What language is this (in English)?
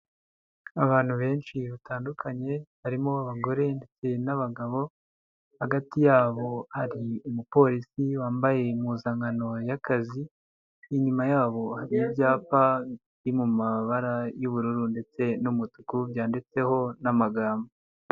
Kinyarwanda